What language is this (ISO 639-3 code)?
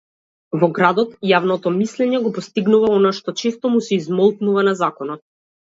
mkd